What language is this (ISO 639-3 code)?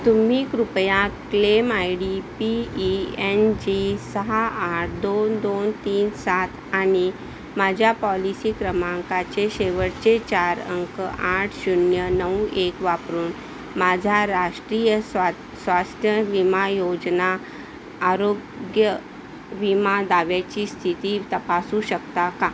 mar